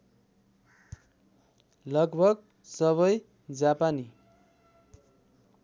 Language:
Nepali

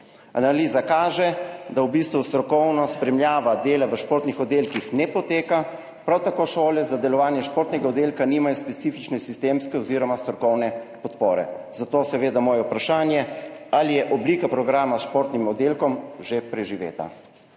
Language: Slovenian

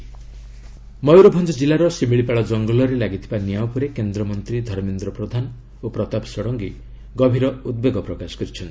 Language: Odia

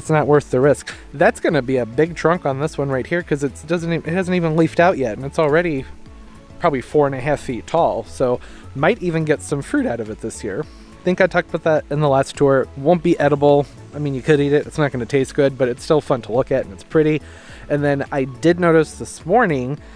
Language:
English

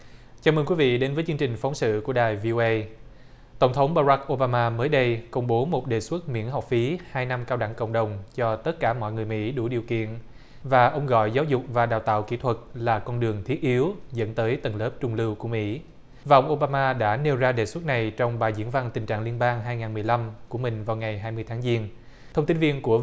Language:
Vietnamese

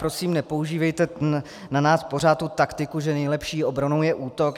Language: Czech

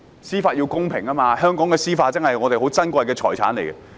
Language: Cantonese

